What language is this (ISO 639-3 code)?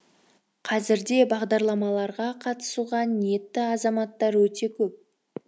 kaz